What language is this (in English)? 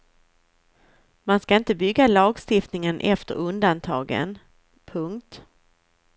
Swedish